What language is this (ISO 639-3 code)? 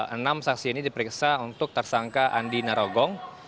ind